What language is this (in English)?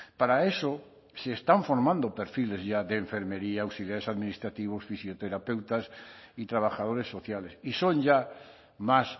Spanish